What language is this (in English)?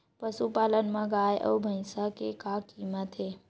Chhattisgarhi